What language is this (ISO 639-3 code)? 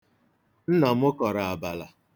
ibo